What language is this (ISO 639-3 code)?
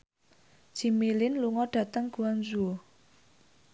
jav